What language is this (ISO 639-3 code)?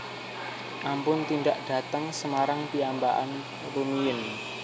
jav